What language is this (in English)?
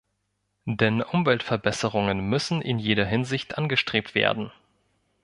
German